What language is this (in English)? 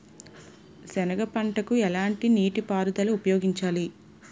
Telugu